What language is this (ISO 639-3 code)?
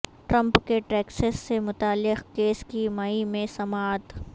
urd